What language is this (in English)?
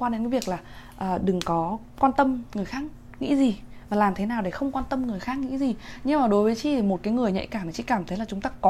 Vietnamese